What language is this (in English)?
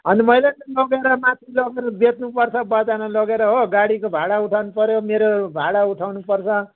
Nepali